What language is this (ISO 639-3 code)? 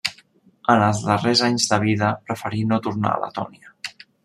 cat